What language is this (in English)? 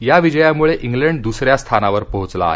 Marathi